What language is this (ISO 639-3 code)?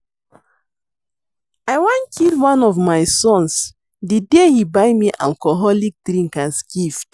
pcm